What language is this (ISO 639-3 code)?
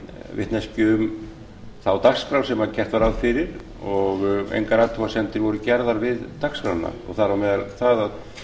isl